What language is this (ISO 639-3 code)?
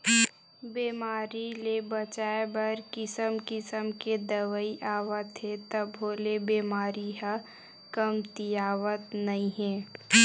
hne